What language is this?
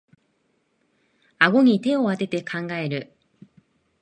Japanese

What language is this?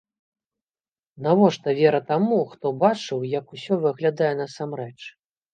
Belarusian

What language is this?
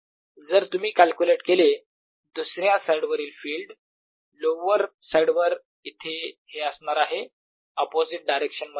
Marathi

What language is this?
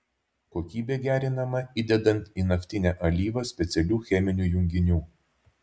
Lithuanian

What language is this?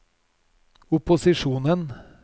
Norwegian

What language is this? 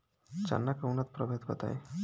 Bhojpuri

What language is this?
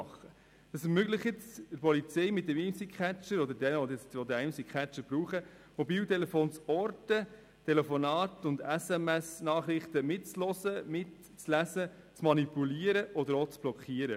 Swiss German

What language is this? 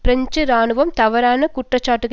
Tamil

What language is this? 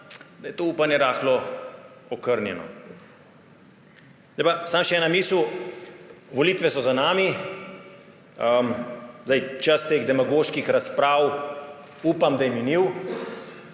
Slovenian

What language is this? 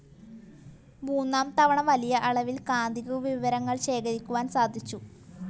Malayalam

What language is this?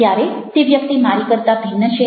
Gujarati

